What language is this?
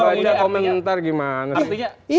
Indonesian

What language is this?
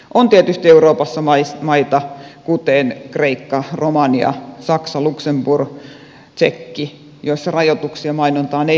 Finnish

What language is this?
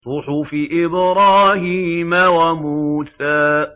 Arabic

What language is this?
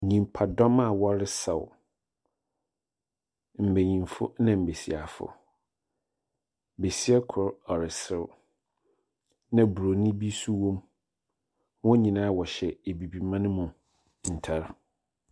Akan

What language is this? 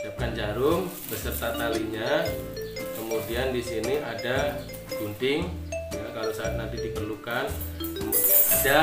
Indonesian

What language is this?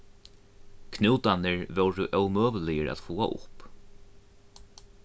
Faroese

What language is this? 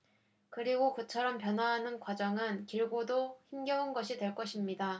Korean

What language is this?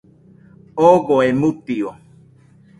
Nüpode Huitoto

